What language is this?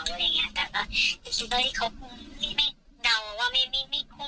Thai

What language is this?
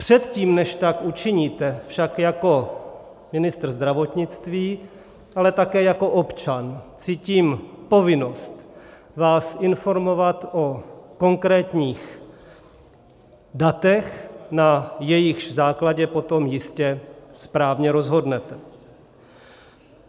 Czech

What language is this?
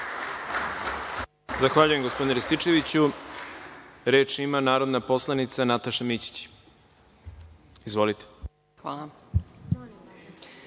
Serbian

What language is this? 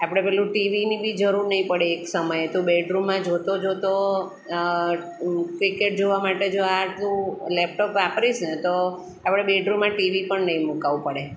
Gujarati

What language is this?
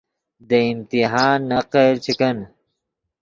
Yidgha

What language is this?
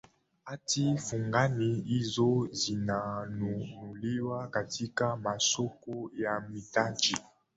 Swahili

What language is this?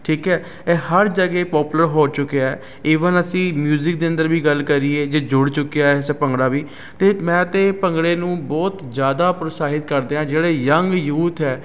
Punjabi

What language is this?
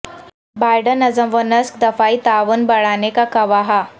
Urdu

